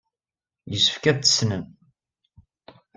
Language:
Kabyle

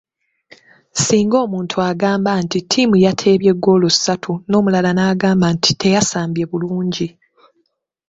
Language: Ganda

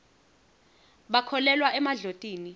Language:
Swati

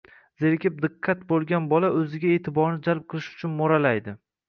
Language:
Uzbek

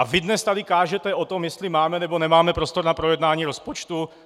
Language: Czech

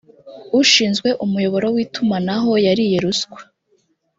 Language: Kinyarwanda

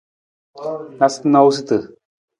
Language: Nawdm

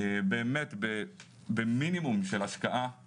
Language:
Hebrew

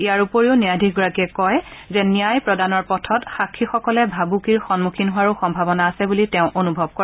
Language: Assamese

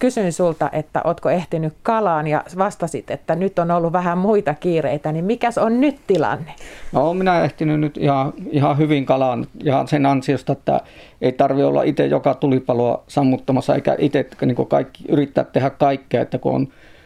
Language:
Finnish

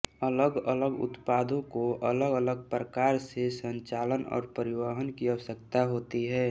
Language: Hindi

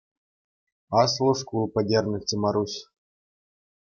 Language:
Chuvash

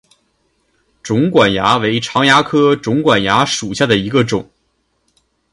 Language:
Chinese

